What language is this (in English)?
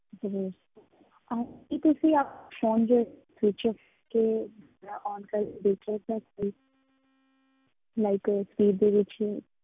Punjabi